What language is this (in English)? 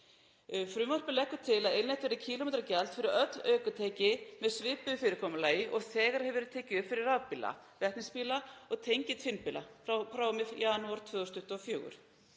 Icelandic